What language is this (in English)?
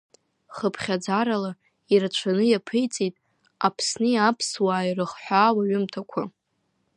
Abkhazian